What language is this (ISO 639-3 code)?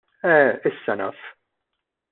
mlt